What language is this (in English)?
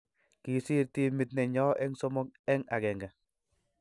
Kalenjin